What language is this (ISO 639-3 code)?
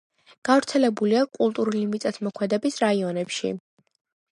kat